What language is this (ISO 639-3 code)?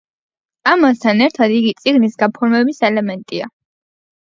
kat